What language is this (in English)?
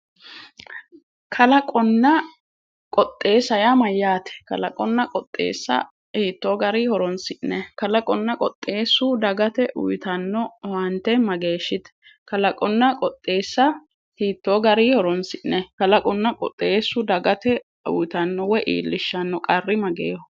Sidamo